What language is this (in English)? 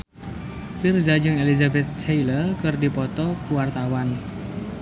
Sundanese